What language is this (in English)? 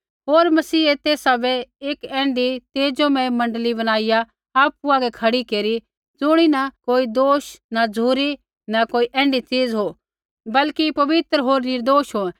Kullu Pahari